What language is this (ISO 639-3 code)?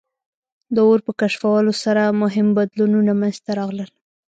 pus